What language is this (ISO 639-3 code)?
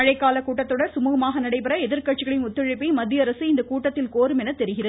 tam